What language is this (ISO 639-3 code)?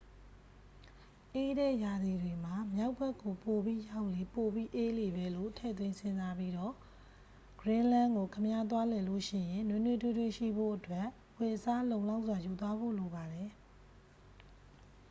mya